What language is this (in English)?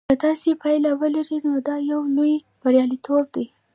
Pashto